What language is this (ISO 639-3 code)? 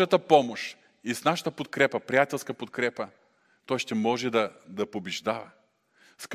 bul